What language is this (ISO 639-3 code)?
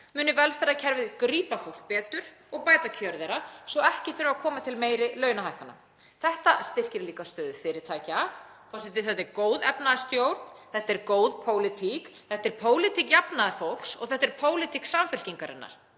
isl